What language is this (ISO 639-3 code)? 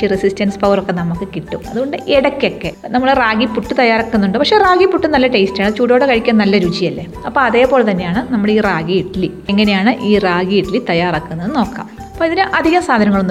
mal